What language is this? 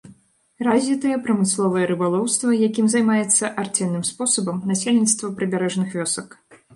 Belarusian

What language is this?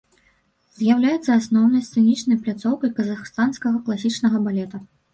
Belarusian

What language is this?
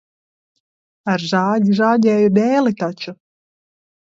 Latvian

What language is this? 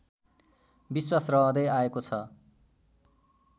Nepali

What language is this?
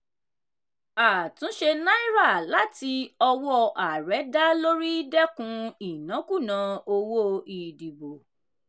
Yoruba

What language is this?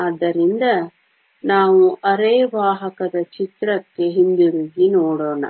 Kannada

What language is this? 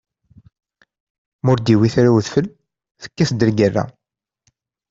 Kabyle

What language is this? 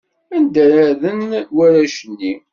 Kabyle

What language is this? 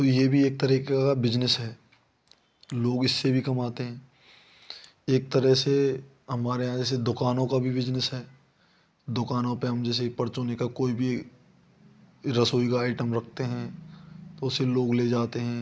Hindi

